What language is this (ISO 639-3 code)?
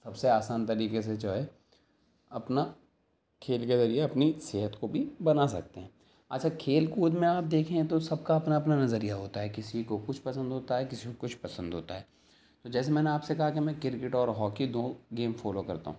urd